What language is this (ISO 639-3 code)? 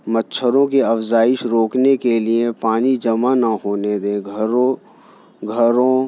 urd